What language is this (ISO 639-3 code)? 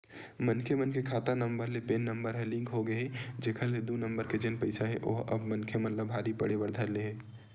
hne